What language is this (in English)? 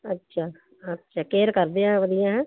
Punjabi